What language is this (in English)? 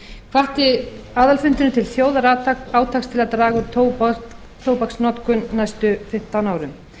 Icelandic